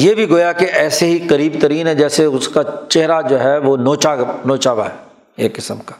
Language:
Urdu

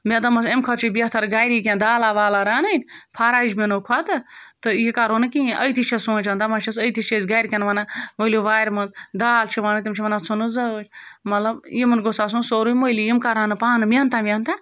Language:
Kashmiri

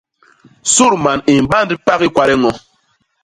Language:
Basaa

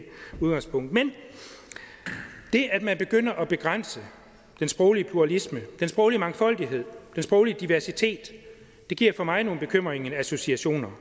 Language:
Danish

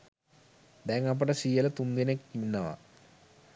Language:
Sinhala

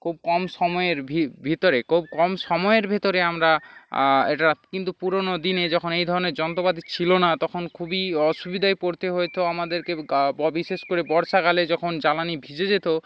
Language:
Bangla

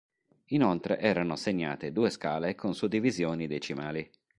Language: Italian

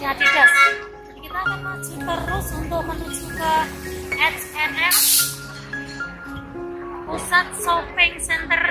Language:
Indonesian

